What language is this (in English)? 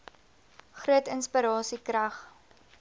Afrikaans